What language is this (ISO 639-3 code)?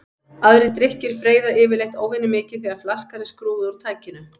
isl